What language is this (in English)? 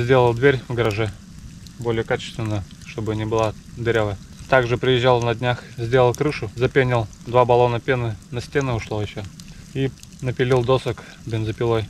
Russian